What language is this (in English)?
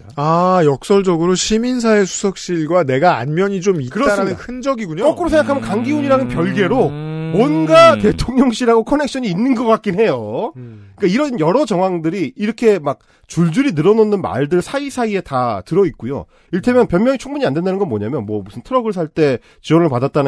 Korean